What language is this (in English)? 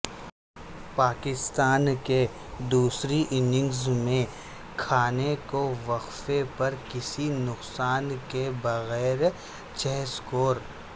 Urdu